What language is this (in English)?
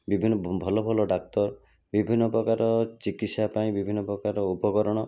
Odia